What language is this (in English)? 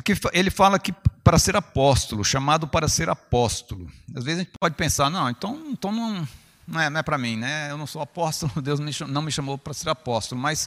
Portuguese